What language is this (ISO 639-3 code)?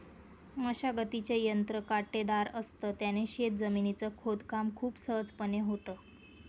mar